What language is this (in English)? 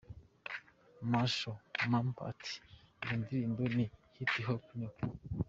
Kinyarwanda